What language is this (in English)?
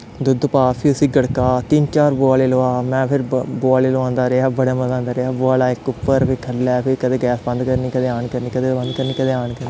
Dogri